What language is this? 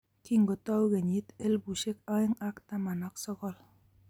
Kalenjin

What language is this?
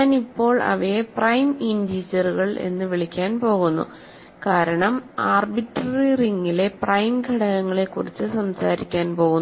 Malayalam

